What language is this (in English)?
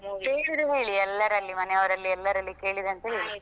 Kannada